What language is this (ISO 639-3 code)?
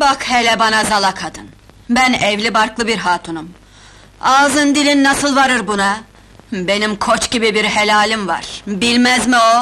tur